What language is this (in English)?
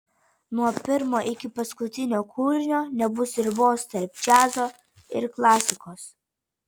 Lithuanian